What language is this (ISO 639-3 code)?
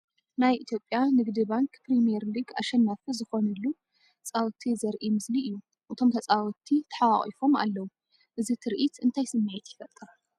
tir